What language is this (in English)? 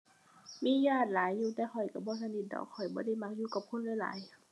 Thai